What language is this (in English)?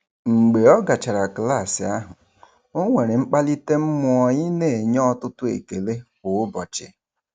Igbo